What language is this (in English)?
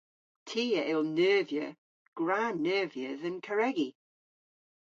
Cornish